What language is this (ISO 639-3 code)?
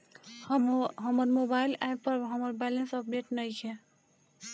bho